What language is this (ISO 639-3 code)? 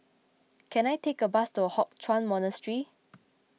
eng